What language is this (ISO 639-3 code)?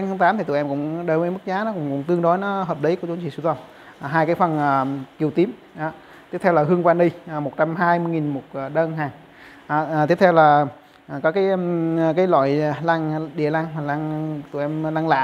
vie